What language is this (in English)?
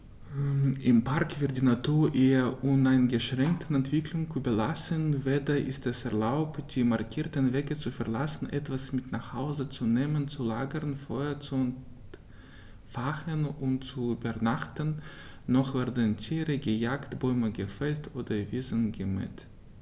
German